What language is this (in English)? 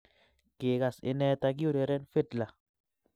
Kalenjin